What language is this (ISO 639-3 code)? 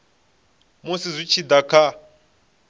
ven